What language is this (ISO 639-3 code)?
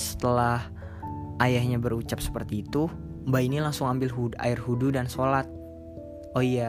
ind